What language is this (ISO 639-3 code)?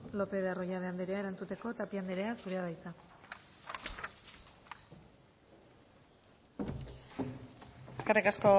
eus